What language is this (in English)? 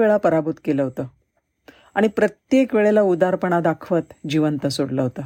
Marathi